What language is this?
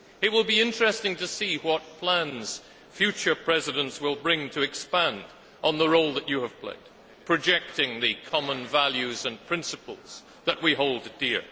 English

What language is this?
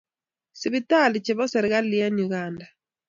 Kalenjin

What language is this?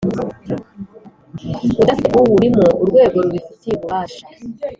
Kinyarwanda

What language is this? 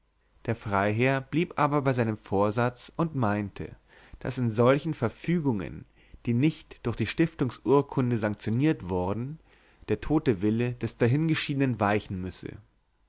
German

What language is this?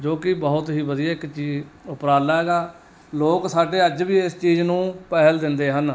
Punjabi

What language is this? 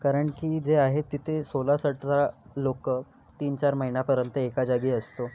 Marathi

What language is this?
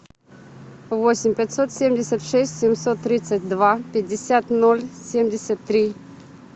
Russian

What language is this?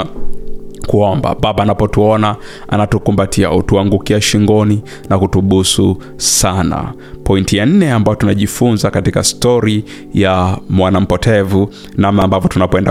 Swahili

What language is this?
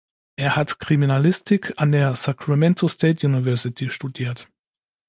German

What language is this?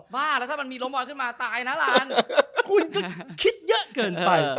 Thai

